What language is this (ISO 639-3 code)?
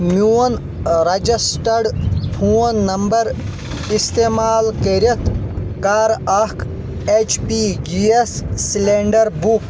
kas